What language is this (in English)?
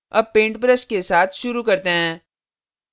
Hindi